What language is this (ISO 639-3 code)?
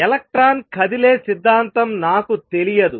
tel